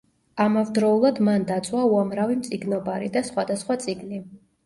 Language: Georgian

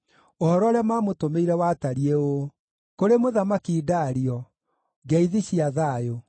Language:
Kikuyu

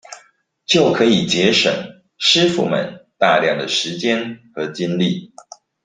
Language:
Chinese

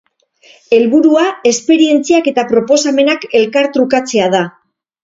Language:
Basque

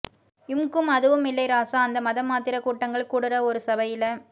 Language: Tamil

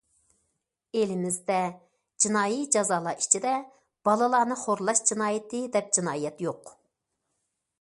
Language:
Uyghur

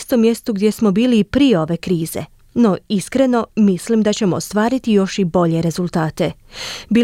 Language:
Croatian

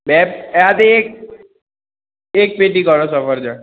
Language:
Gujarati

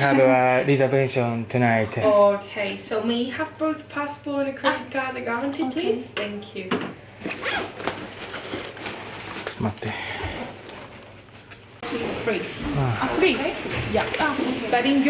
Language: Japanese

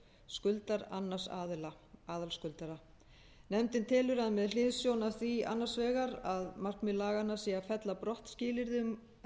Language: Icelandic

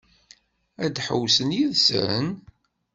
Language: Kabyle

